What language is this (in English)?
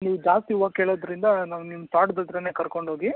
Kannada